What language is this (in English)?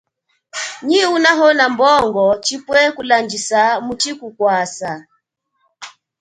Chokwe